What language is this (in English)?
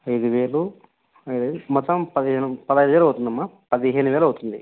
Telugu